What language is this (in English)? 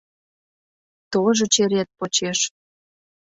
Mari